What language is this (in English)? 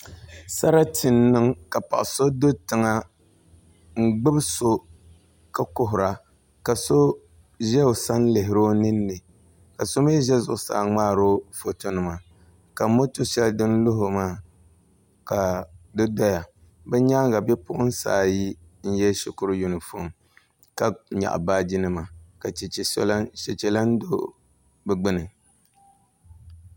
Dagbani